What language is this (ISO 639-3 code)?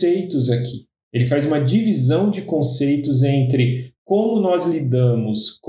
por